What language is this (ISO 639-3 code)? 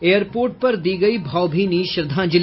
hin